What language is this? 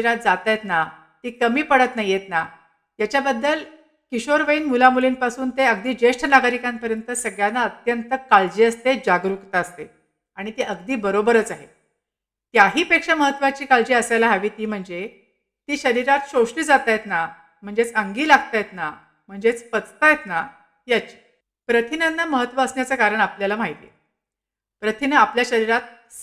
Marathi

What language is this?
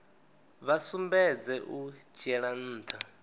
Venda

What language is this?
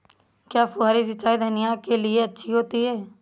Hindi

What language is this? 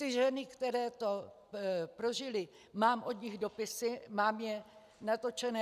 Czech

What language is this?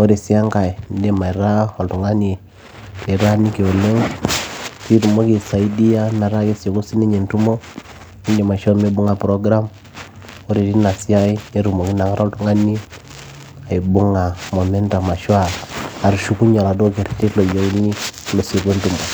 Masai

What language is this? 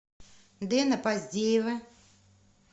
Russian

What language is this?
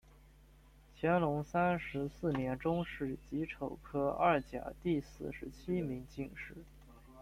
Chinese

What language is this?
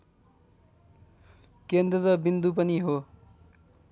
Nepali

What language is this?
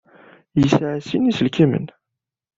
Kabyle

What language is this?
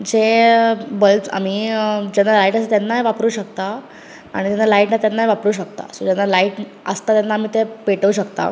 Konkani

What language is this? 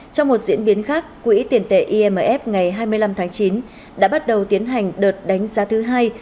Vietnamese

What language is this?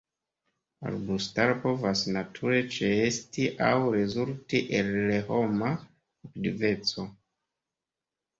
Esperanto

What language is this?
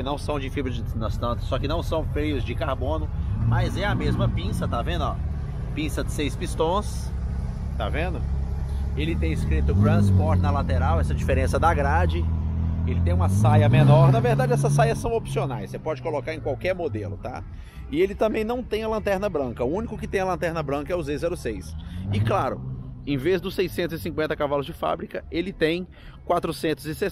Portuguese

